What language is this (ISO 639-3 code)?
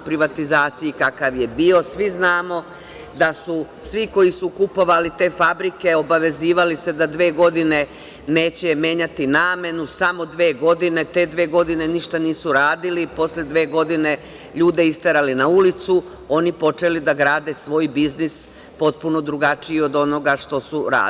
srp